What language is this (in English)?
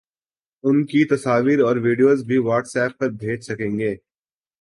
Urdu